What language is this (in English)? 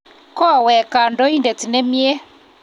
Kalenjin